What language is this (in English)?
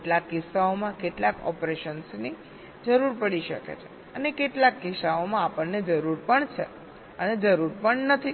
Gujarati